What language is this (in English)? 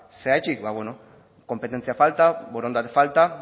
Basque